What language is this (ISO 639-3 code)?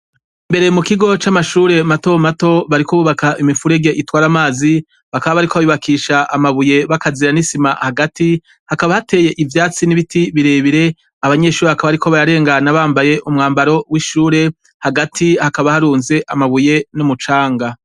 run